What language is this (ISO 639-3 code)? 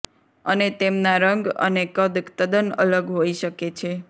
guj